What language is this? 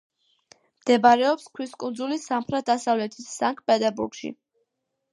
Georgian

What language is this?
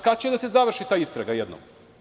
Serbian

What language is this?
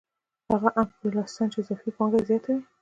Pashto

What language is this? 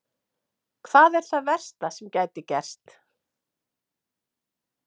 Icelandic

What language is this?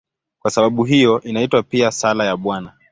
Swahili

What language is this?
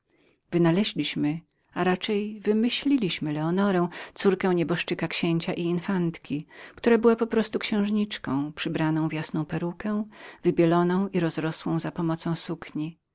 Polish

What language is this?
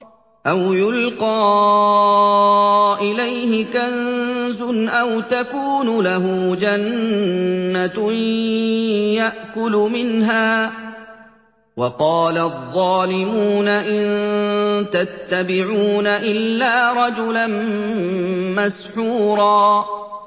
Arabic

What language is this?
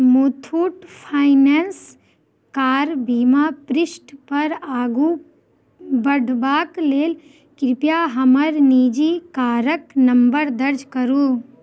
Maithili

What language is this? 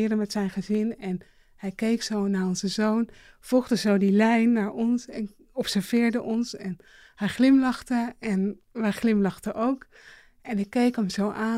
Dutch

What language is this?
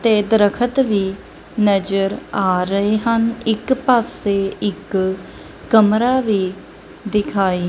Punjabi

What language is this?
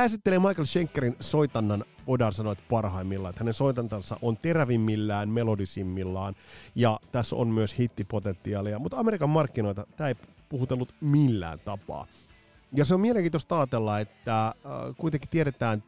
Finnish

